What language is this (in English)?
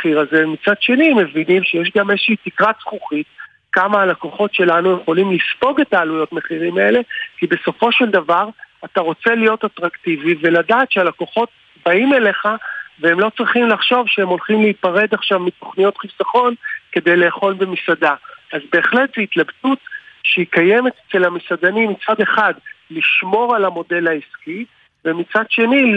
Hebrew